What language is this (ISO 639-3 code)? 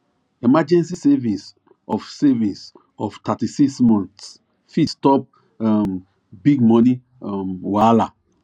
pcm